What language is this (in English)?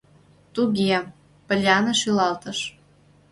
Mari